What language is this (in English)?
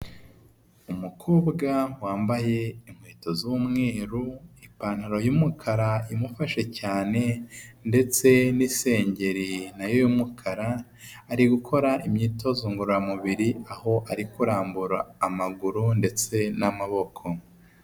Kinyarwanda